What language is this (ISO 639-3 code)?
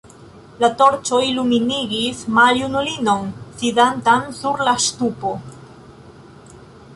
epo